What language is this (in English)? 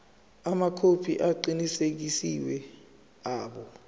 Zulu